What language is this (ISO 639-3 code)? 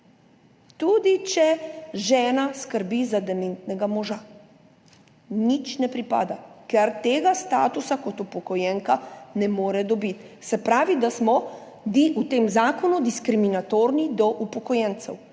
slv